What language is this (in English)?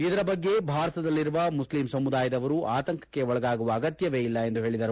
Kannada